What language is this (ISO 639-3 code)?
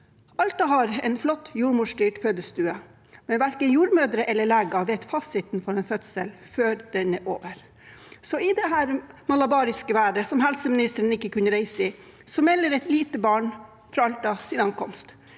nor